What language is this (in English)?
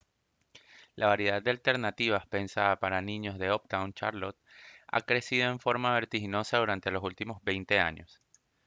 Spanish